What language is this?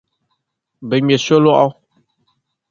Dagbani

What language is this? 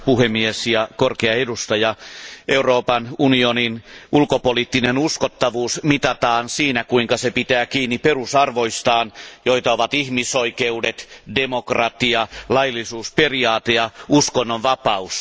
Finnish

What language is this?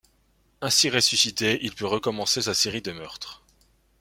French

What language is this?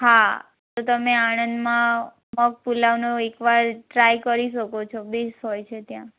Gujarati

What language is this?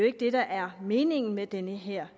Danish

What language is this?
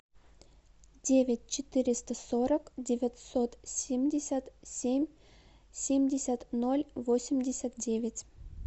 Russian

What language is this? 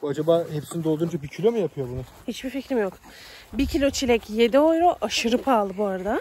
Turkish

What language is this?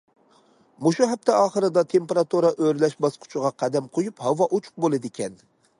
Uyghur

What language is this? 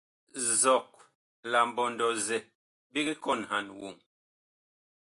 Bakoko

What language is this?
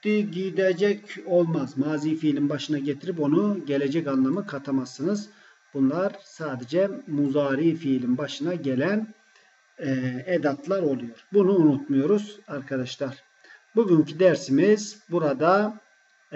Turkish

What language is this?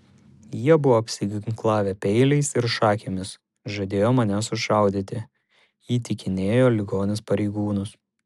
Lithuanian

